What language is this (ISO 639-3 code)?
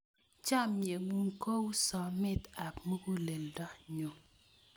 kln